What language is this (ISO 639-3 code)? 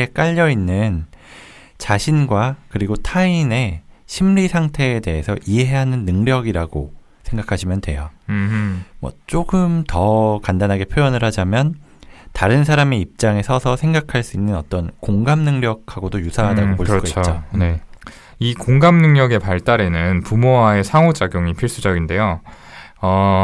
kor